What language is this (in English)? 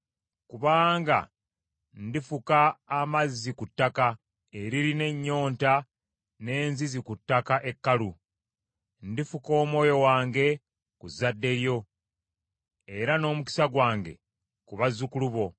Ganda